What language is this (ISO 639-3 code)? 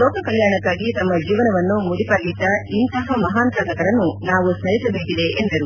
kan